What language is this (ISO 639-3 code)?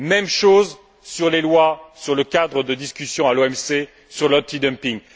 fra